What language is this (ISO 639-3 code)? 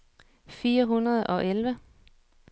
dan